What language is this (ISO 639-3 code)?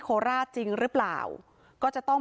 tha